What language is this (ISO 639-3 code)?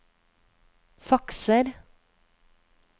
nor